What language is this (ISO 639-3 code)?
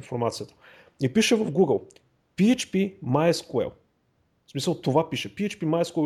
bul